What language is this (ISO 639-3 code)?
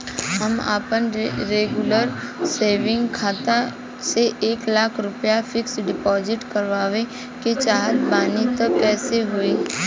bho